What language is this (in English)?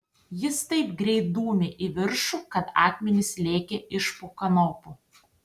Lithuanian